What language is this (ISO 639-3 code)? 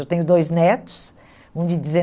por